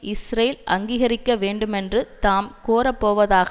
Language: Tamil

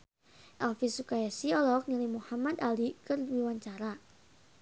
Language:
Sundanese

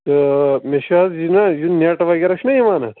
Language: Kashmiri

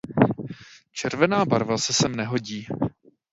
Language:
Czech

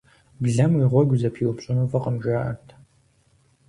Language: Kabardian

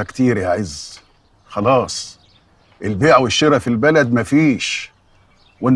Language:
Arabic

